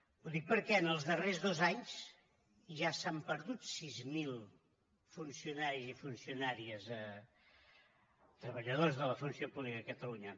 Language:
Catalan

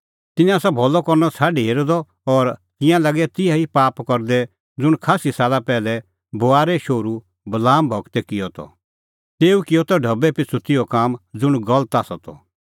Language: Kullu Pahari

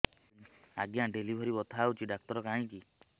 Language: Odia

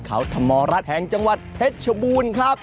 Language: Thai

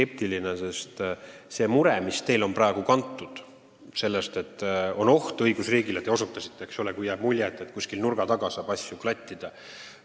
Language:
Estonian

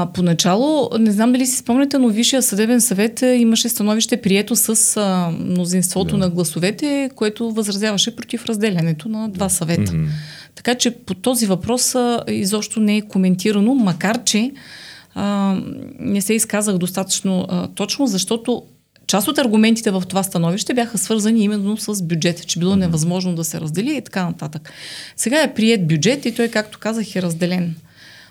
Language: Bulgarian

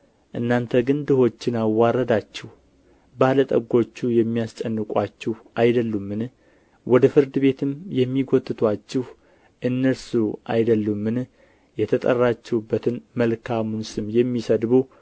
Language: Amharic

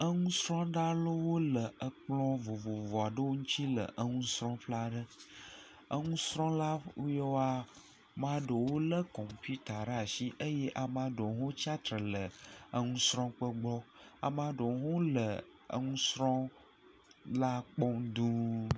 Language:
Ewe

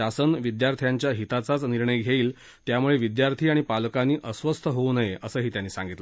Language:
Marathi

